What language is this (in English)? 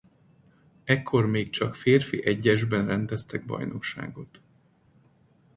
Hungarian